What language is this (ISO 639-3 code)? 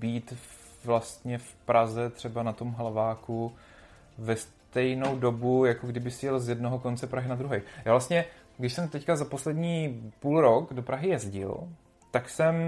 ces